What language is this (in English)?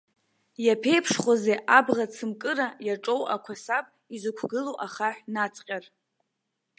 Abkhazian